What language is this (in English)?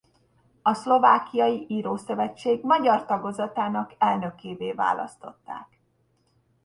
Hungarian